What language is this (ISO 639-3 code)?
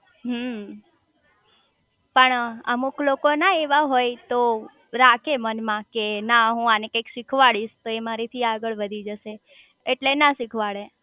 guj